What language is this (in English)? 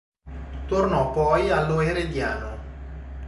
Italian